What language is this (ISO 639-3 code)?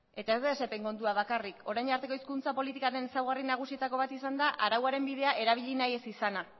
eus